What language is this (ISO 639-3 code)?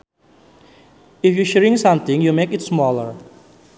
sun